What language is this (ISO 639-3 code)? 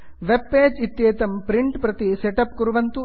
san